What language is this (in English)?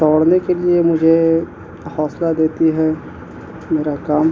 Urdu